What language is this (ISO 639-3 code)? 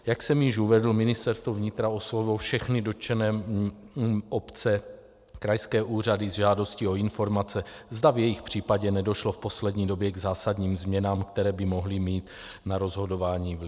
ces